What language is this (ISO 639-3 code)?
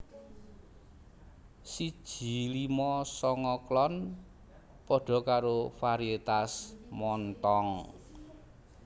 jav